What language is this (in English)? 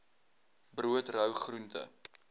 Afrikaans